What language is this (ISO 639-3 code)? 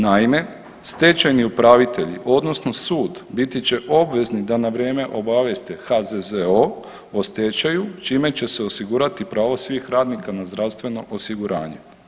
hrv